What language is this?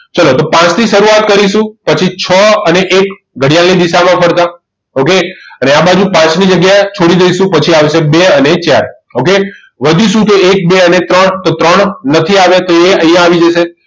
Gujarati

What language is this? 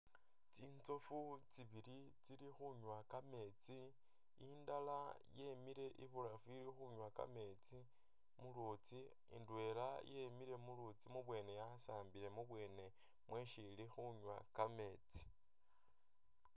Masaaba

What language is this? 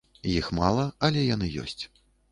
Belarusian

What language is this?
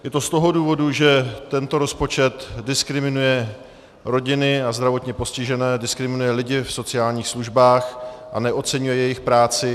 Czech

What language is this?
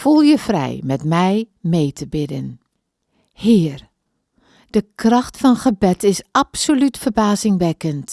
Dutch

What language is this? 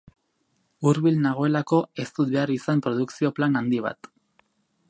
Basque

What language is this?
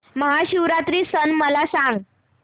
Marathi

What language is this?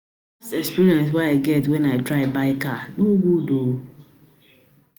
Nigerian Pidgin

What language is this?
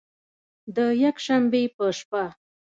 Pashto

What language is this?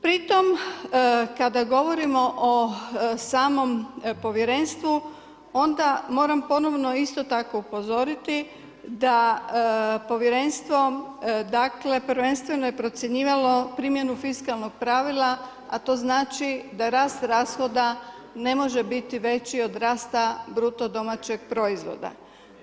Croatian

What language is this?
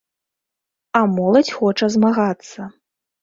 Belarusian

